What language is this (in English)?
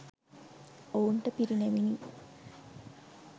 Sinhala